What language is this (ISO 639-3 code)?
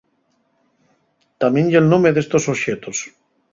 ast